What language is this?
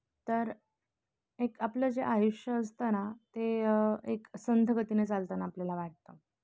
Marathi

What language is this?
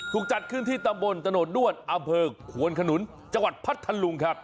Thai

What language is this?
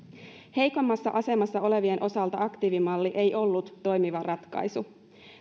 Finnish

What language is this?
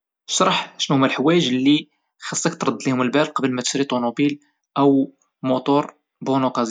Moroccan Arabic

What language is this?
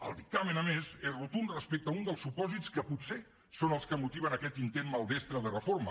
Catalan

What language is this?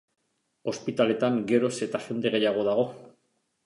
Basque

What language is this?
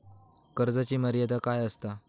Marathi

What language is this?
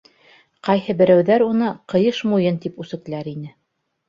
Bashkir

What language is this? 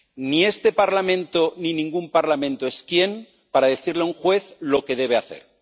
Spanish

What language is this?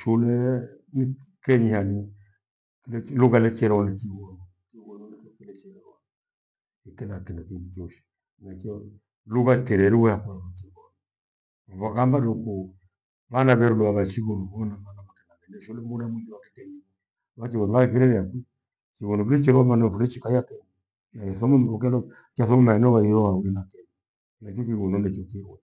Gweno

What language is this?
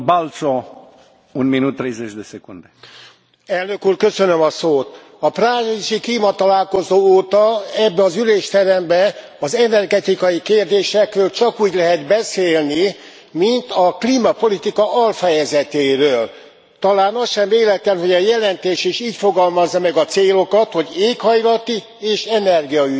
Hungarian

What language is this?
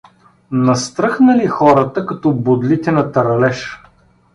Bulgarian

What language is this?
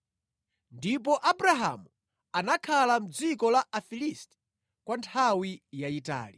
Nyanja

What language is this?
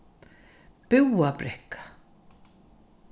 Faroese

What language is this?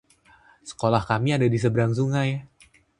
Indonesian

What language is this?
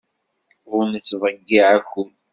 Kabyle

